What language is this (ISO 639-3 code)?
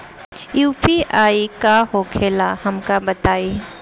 bho